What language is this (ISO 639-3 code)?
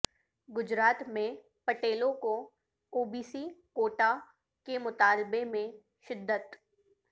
urd